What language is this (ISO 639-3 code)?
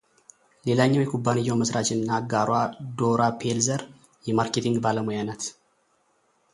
amh